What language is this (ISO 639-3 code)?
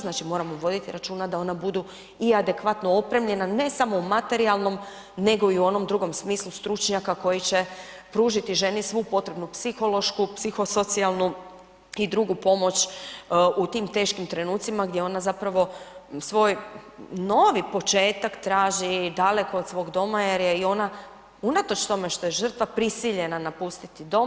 hrv